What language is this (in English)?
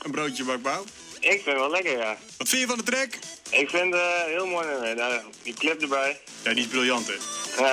Dutch